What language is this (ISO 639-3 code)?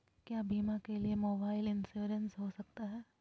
mag